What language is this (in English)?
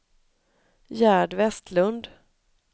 Swedish